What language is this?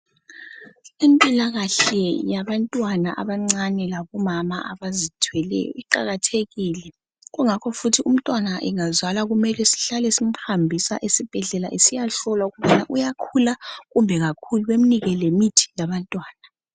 North Ndebele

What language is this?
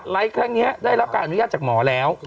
Thai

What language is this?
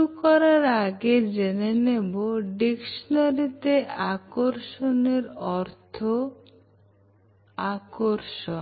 Bangla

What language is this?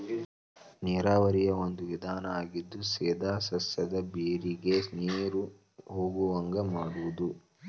Kannada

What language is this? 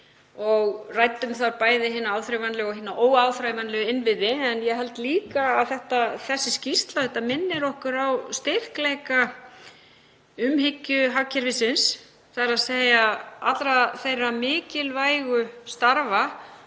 Icelandic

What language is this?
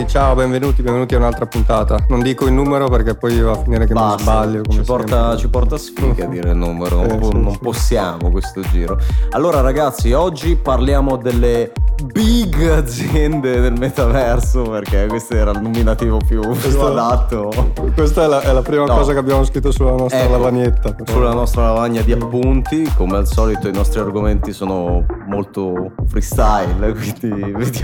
Italian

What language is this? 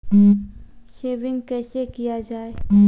Maithili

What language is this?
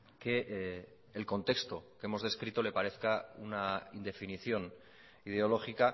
Spanish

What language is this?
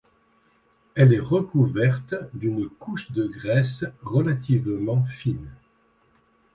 French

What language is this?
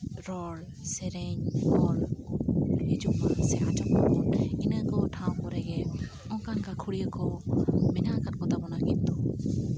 Santali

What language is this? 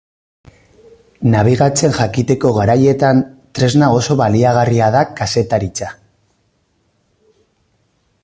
Basque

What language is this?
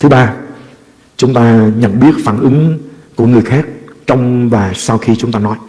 Vietnamese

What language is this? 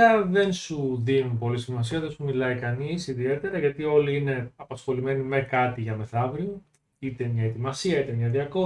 Greek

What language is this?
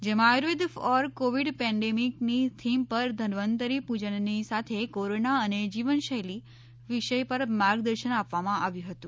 Gujarati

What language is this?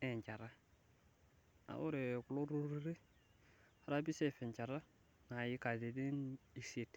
Masai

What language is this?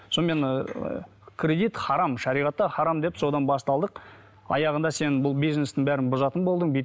Kazakh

